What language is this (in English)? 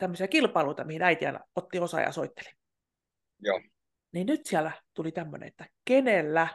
Finnish